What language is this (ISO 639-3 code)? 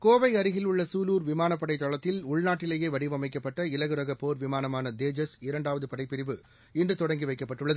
tam